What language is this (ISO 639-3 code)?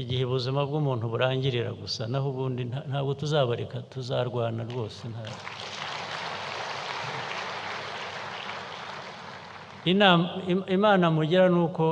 tur